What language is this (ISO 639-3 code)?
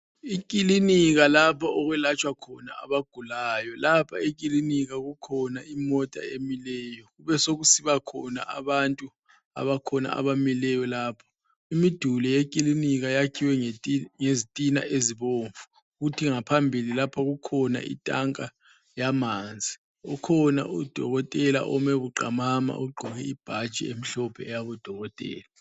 nde